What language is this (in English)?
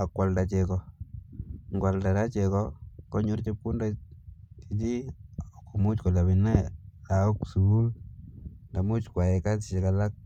Kalenjin